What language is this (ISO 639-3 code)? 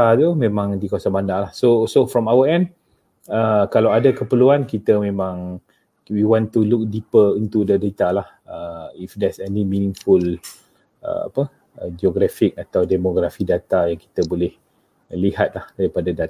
msa